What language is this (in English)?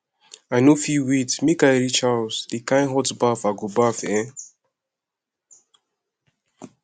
Nigerian Pidgin